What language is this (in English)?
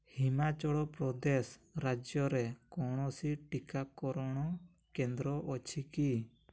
Odia